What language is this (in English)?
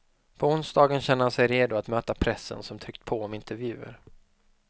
Swedish